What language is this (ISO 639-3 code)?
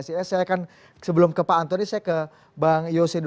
ind